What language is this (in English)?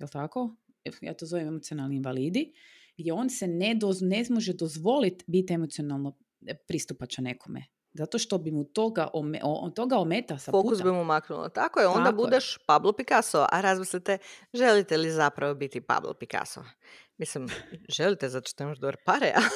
Croatian